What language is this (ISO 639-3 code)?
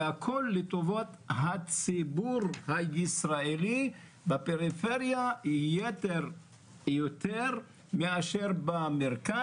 heb